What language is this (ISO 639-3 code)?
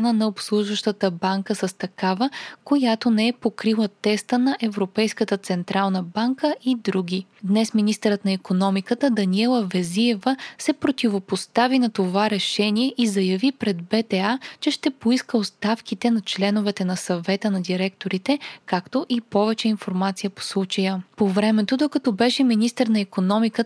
bul